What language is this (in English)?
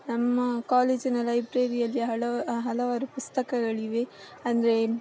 Kannada